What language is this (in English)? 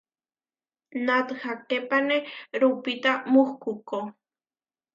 Huarijio